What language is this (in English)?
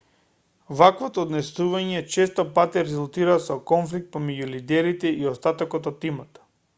Macedonian